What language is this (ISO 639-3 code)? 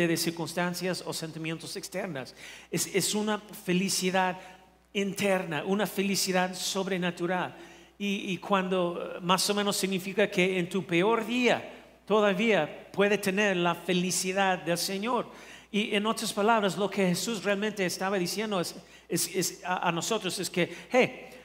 spa